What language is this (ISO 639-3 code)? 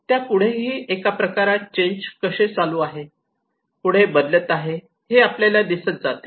mar